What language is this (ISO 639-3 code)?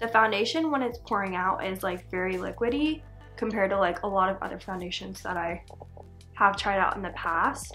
eng